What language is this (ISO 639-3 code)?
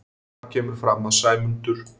isl